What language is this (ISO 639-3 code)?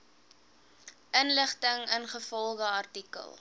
afr